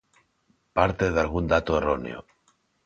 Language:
Galician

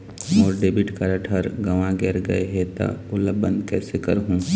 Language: Chhattisgarhi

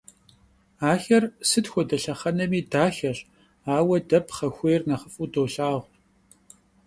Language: Kabardian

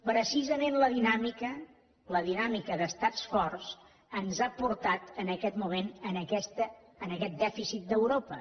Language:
Catalan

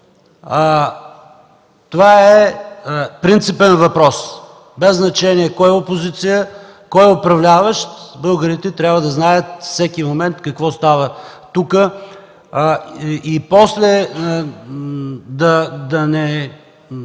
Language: Bulgarian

